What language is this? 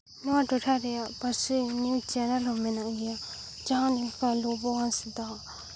Santali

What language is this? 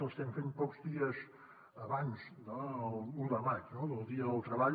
Catalan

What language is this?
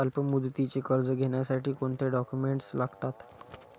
Marathi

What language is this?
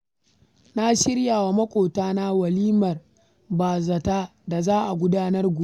Hausa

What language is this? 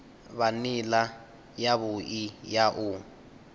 Venda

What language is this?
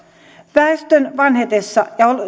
Finnish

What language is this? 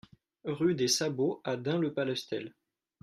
French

